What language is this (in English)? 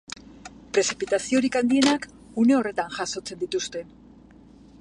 Basque